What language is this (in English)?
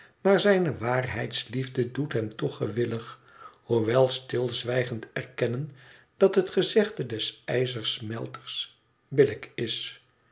Dutch